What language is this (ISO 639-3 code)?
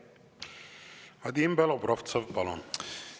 est